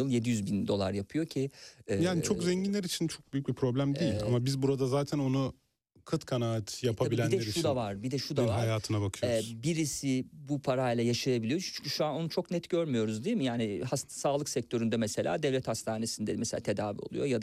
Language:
Turkish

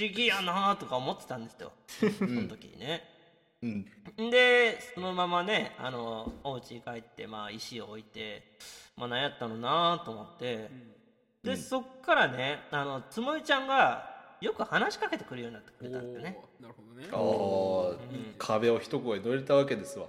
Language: Japanese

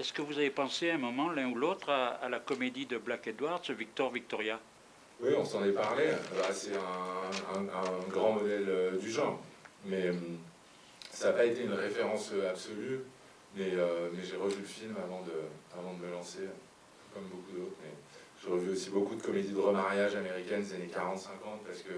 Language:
French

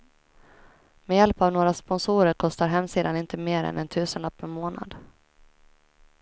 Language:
Swedish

